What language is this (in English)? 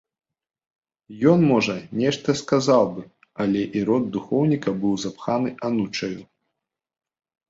Belarusian